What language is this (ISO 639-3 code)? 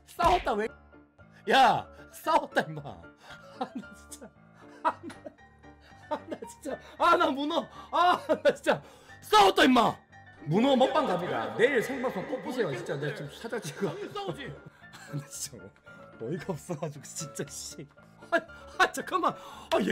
kor